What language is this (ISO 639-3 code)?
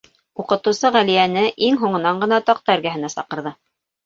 bak